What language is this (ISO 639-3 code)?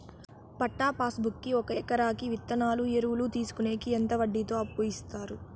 tel